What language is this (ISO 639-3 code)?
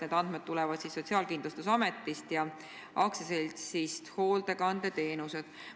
est